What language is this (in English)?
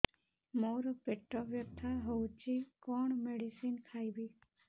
Odia